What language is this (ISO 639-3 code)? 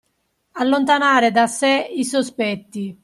ita